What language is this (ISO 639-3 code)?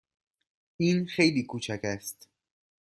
fas